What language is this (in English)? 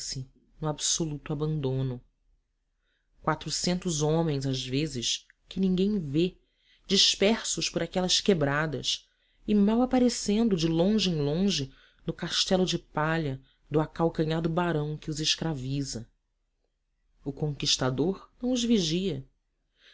Portuguese